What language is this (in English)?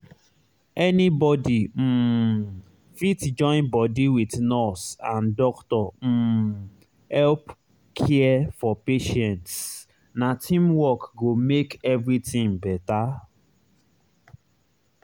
Nigerian Pidgin